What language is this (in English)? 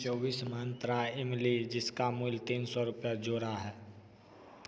Hindi